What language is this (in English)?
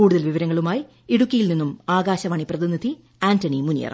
Malayalam